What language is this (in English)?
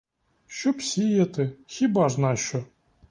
Ukrainian